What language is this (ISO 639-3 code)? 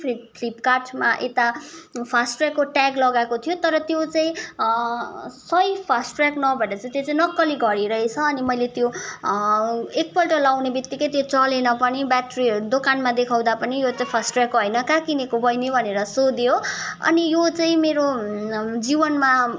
nep